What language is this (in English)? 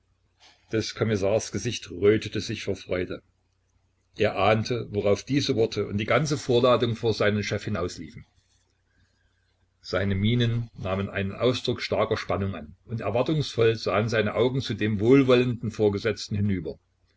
German